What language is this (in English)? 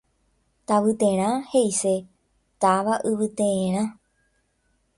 Guarani